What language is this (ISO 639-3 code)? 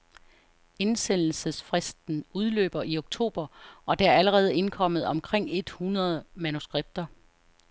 dan